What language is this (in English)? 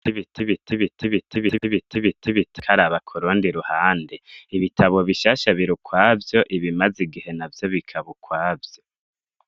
Rundi